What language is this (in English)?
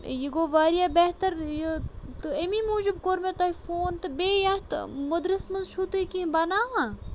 Kashmiri